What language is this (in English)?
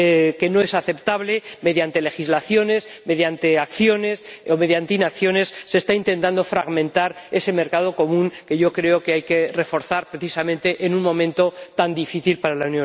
Spanish